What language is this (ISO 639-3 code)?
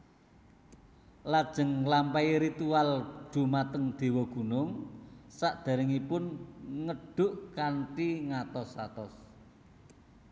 jav